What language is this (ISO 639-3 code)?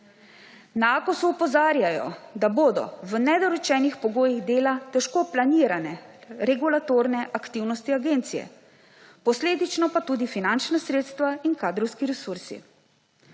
slv